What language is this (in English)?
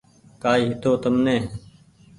Goaria